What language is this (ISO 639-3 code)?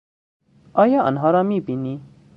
fas